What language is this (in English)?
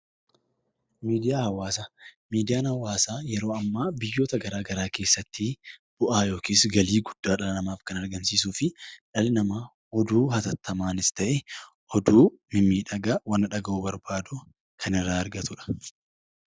Oromo